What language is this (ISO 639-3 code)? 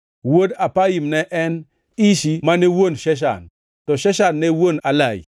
luo